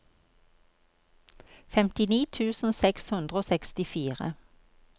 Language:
Norwegian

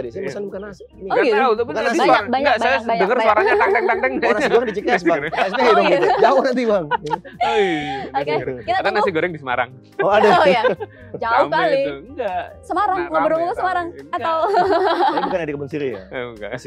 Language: Indonesian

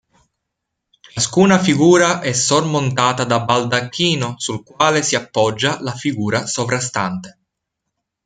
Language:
Italian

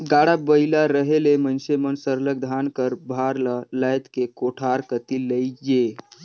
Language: Chhattisgarhi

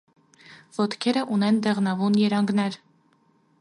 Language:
Armenian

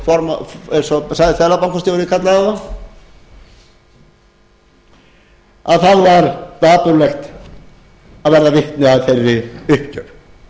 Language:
Icelandic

